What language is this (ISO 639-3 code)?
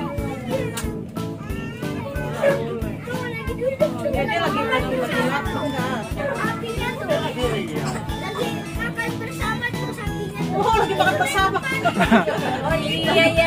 ind